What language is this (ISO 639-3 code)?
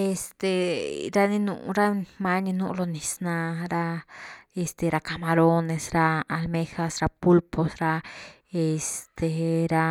ztu